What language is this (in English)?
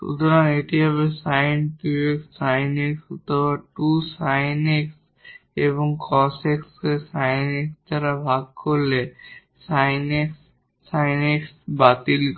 Bangla